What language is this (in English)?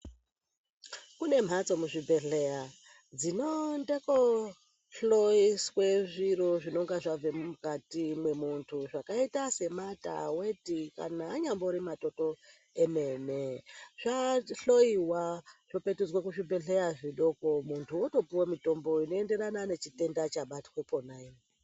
Ndau